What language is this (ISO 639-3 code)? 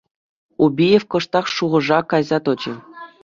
chv